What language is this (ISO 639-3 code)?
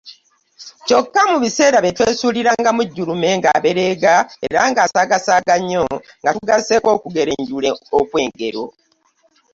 lug